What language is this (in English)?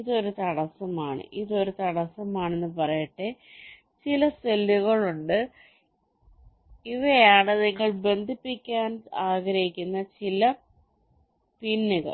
Malayalam